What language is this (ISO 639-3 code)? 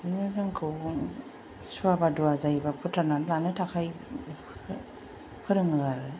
brx